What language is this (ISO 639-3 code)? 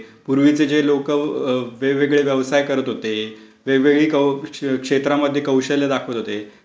mar